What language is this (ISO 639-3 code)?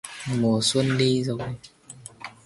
vie